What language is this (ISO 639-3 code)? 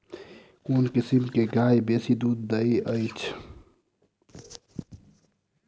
mai